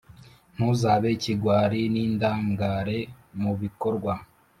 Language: Kinyarwanda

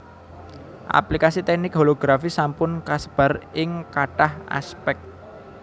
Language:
Javanese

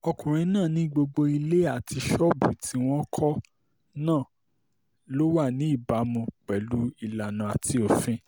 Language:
Yoruba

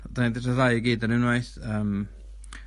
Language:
Welsh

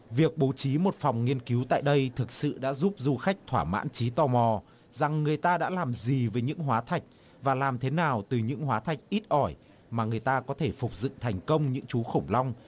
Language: Vietnamese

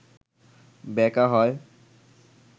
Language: Bangla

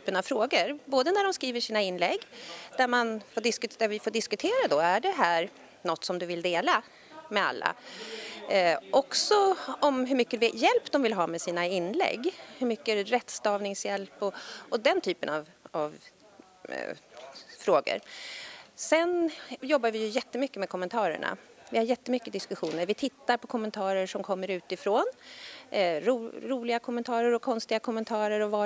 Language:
Swedish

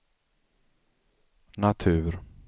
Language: Swedish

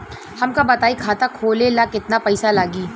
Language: Bhojpuri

